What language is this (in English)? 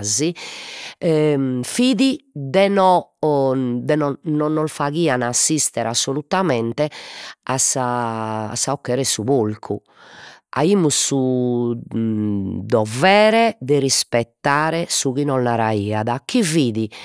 Sardinian